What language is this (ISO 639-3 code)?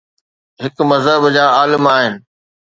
snd